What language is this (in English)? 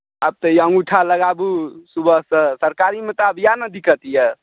Maithili